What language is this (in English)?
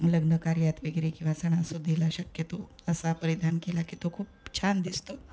Marathi